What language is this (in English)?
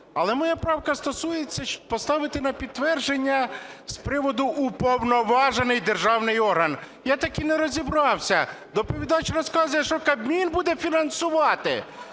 Ukrainian